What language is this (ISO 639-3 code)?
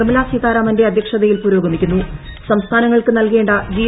mal